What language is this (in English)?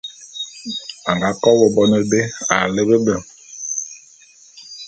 Bulu